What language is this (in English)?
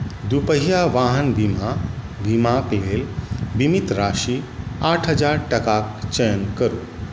Maithili